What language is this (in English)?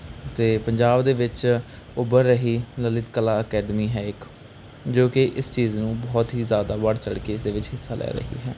Punjabi